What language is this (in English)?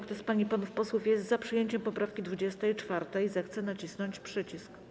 Polish